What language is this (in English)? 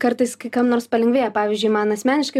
Lithuanian